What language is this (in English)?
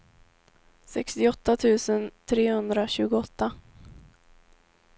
Swedish